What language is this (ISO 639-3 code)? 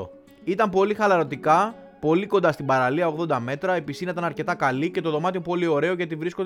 ell